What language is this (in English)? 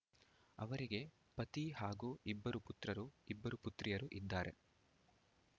Kannada